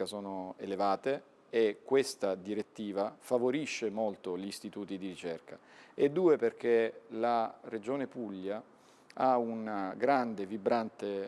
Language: Italian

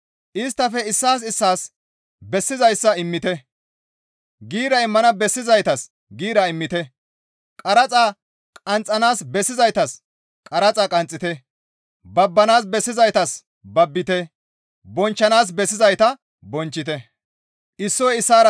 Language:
Gamo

